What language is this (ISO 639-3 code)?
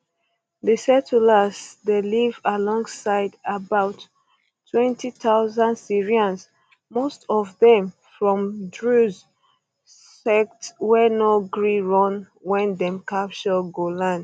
pcm